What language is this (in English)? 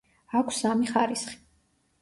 Georgian